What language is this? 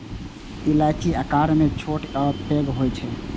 Maithili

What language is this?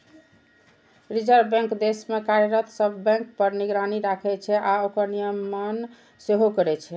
Maithili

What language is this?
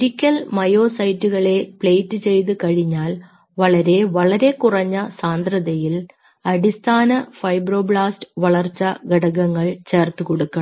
Malayalam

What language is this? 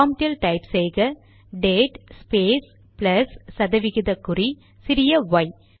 Tamil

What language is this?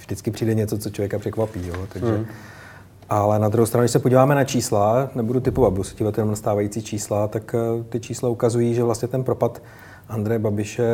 Czech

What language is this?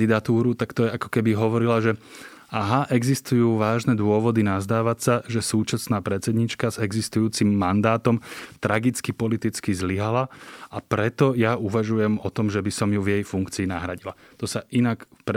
Slovak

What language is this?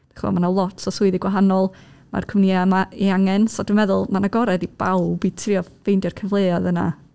Welsh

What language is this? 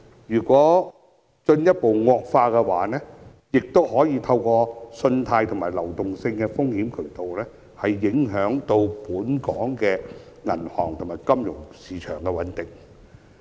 Cantonese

